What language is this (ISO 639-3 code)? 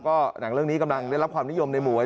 tha